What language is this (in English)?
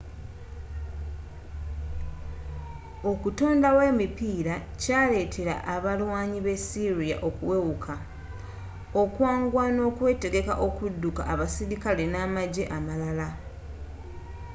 Ganda